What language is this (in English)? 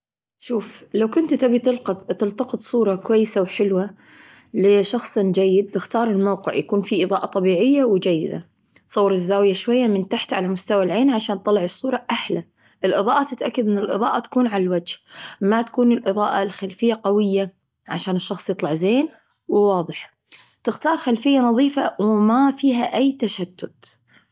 Gulf Arabic